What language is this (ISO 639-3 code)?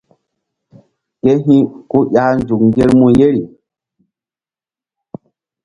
mdd